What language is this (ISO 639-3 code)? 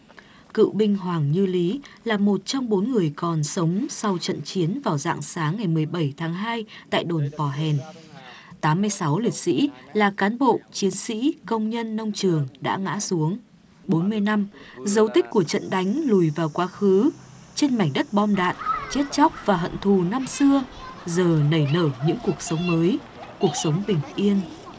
vie